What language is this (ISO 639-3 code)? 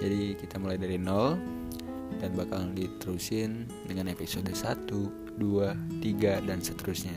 ind